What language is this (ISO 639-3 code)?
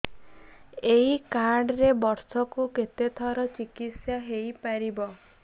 ori